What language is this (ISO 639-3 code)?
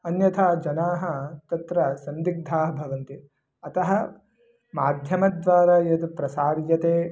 san